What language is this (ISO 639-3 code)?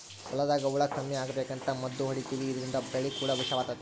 kan